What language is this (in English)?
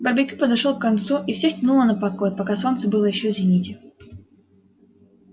Russian